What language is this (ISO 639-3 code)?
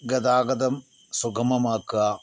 mal